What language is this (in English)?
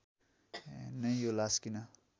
Nepali